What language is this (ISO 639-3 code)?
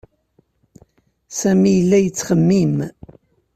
kab